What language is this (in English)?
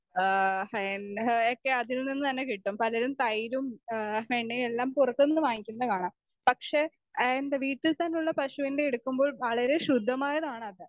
Malayalam